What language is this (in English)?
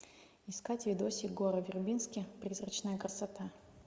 Russian